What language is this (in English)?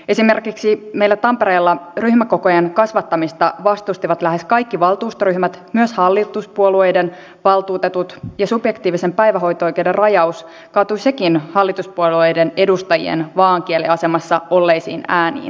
Finnish